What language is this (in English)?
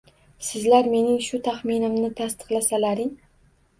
Uzbek